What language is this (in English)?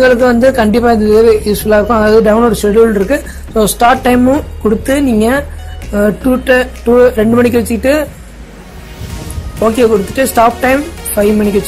Arabic